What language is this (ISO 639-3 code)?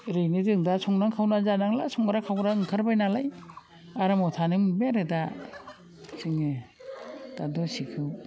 brx